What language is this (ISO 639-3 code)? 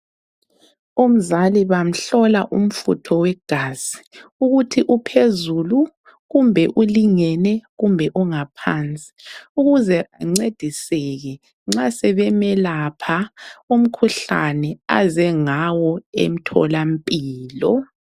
nde